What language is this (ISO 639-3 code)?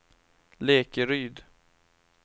swe